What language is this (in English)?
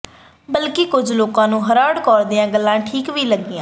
Punjabi